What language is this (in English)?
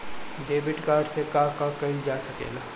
Bhojpuri